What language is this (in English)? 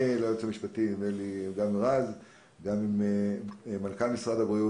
Hebrew